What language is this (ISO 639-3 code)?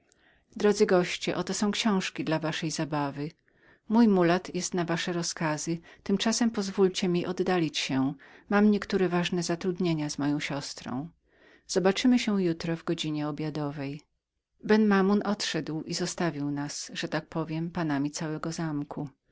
pol